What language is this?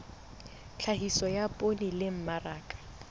Southern Sotho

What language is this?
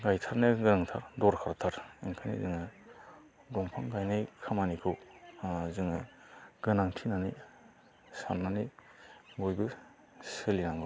Bodo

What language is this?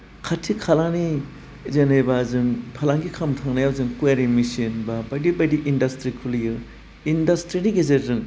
Bodo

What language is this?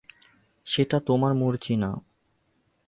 Bangla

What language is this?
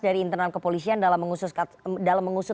Indonesian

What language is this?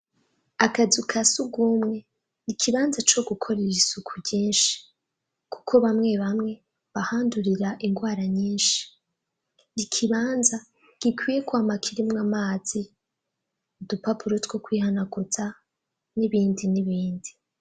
Rundi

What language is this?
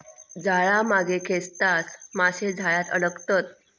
Marathi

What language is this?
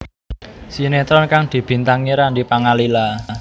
Javanese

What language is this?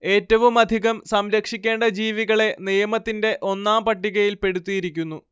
Malayalam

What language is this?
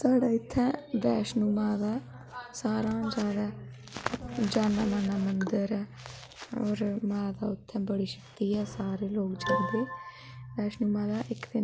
Dogri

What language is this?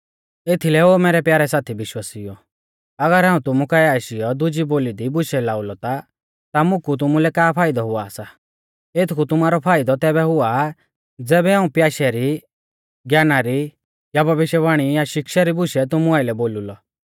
Mahasu Pahari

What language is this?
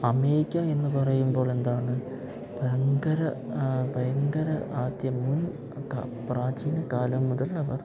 Malayalam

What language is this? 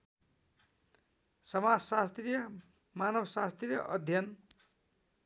Nepali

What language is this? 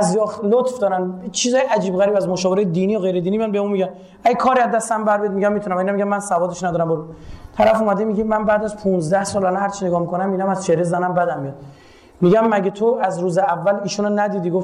Persian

